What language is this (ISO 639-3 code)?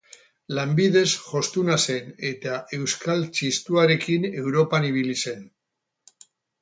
eus